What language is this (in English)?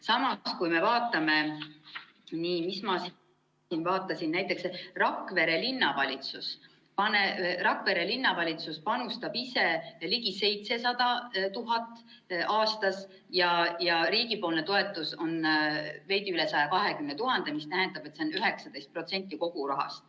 Estonian